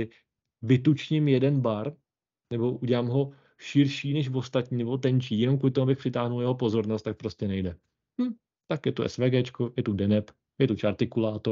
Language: Czech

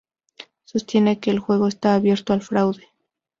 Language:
Spanish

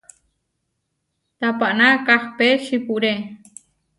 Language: Huarijio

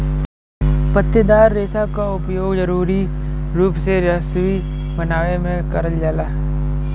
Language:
Bhojpuri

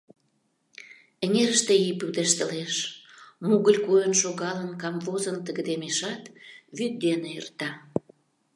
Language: Mari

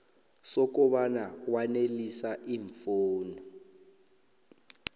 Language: South Ndebele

